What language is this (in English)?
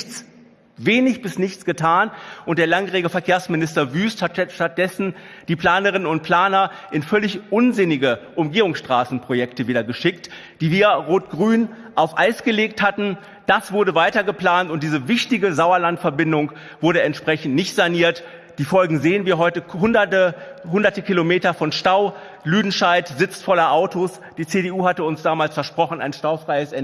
German